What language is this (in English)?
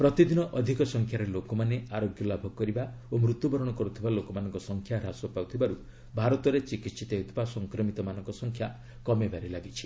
Odia